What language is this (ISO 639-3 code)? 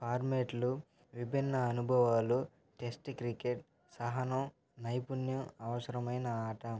tel